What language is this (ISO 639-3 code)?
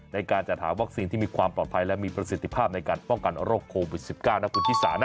tha